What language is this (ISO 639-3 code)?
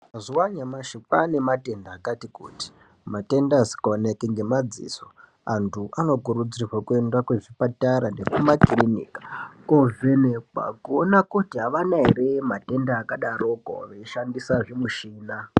ndc